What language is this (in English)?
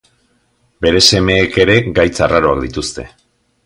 Basque